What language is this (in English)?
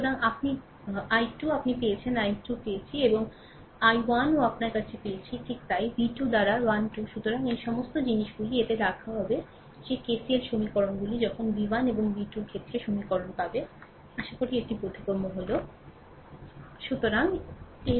Bangla